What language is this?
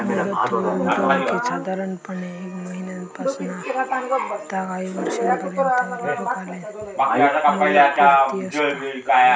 Marathi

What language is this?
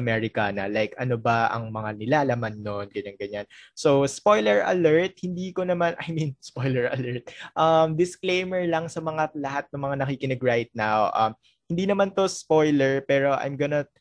Filipino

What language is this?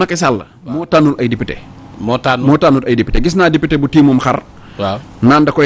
Indonesian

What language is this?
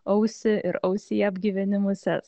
Lithuanian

